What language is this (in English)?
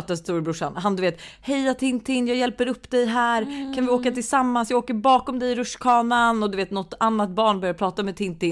Swedish